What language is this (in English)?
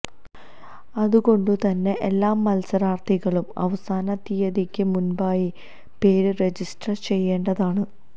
Malayalam